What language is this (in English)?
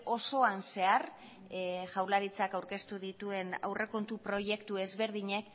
Basque